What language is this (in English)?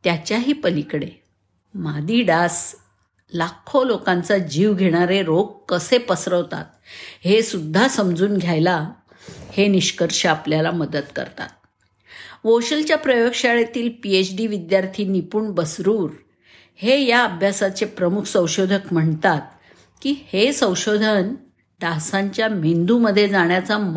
Marathi